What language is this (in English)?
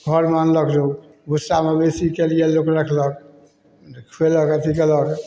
Maithili